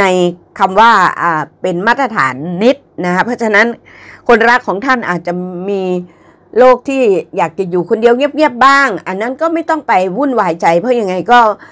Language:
Thai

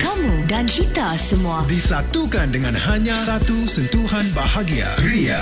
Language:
Malay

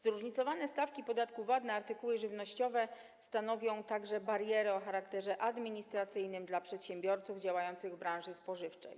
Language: Polish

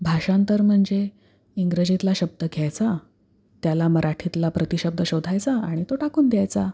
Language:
Marathi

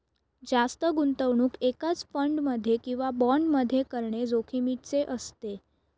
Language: Marathi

